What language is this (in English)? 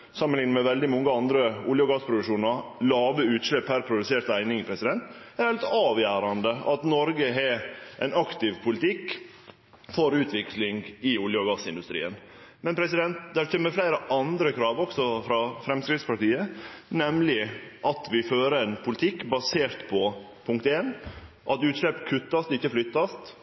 Norwegian Nynorsk